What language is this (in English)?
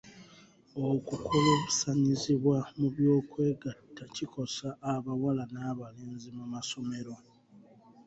Ganda